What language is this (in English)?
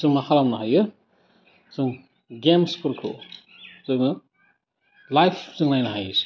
Bodo